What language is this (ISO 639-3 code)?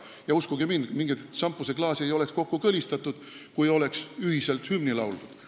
est